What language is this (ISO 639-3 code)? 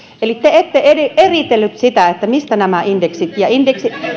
fin